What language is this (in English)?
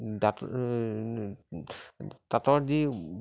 Assamese